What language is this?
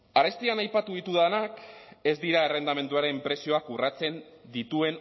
Basque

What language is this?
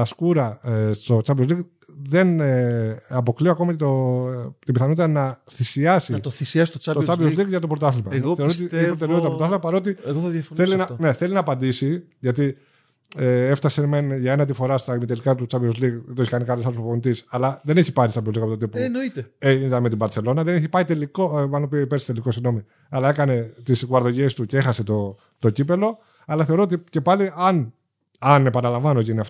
Greek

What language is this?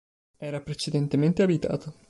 Italian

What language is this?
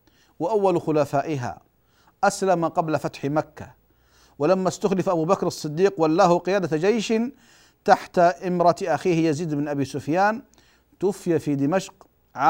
Arabic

